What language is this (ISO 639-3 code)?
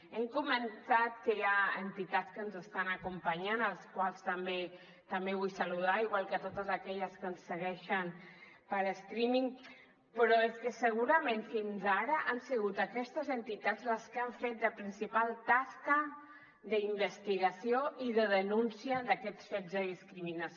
cat